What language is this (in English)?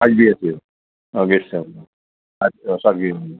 Assamese